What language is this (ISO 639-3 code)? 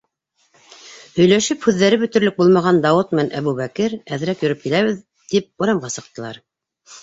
bak